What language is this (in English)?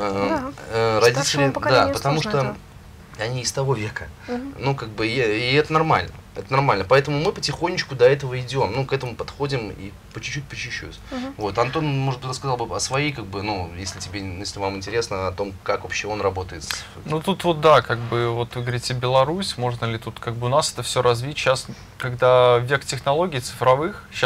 Russian